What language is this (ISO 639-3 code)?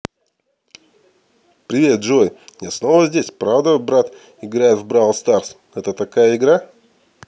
rus